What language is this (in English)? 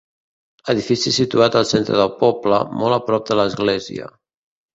Catalan